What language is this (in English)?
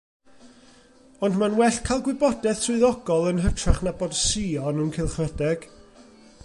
Welsh